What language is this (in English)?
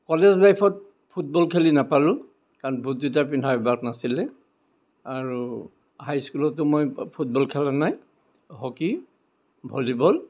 Assamese